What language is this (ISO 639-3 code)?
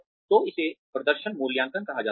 hin